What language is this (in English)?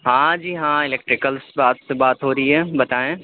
Urdu